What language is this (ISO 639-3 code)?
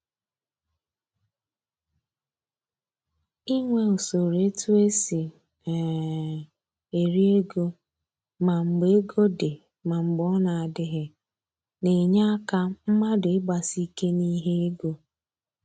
ibo